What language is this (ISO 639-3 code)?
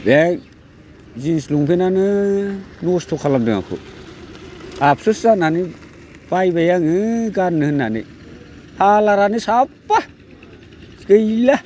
brx